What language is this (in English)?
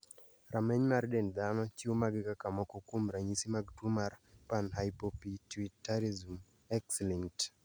Luo (Kenya and Tanzania)